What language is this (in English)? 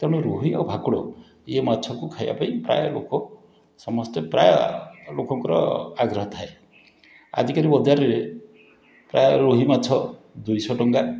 Odia